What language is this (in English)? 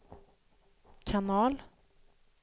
Swedish